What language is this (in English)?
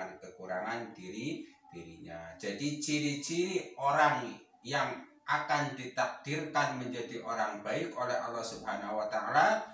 Indonesian